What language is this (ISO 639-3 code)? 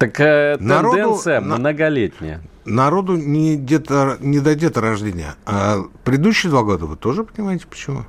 rus